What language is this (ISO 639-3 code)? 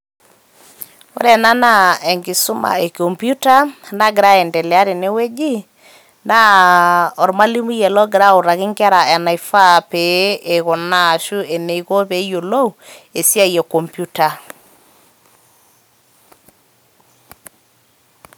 mas